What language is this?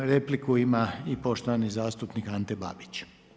Croatian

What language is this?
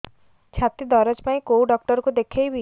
Odia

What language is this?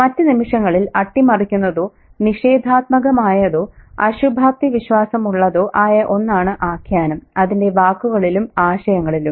Malayalam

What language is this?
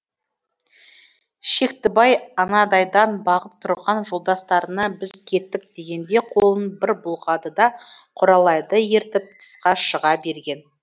Kazakh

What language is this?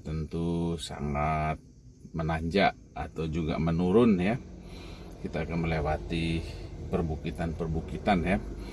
German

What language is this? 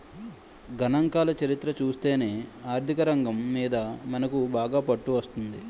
Telugu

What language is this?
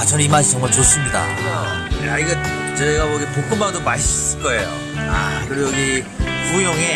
Korean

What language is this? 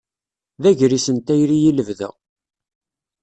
Kabyle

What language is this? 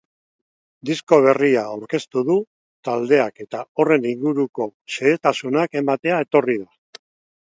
Basque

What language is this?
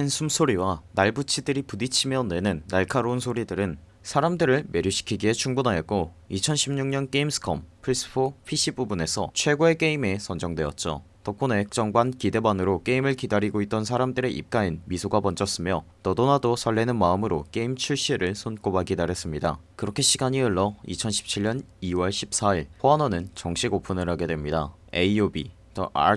Korean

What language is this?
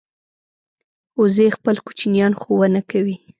Pashto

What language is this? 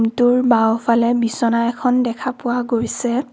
Assamese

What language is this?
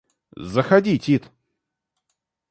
Russian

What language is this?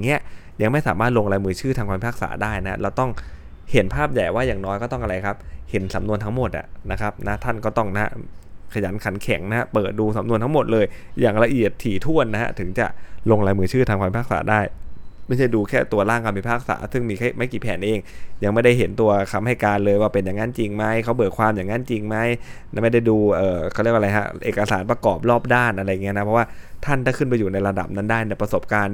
Thai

